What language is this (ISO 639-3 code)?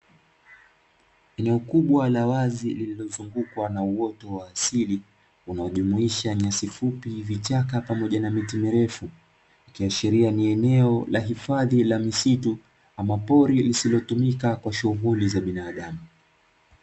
swa